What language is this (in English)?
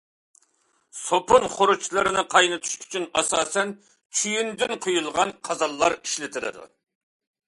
Uyghur